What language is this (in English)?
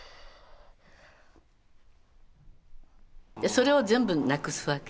Japanese